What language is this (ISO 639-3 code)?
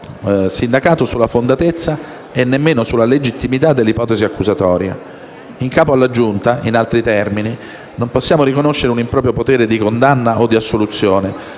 ita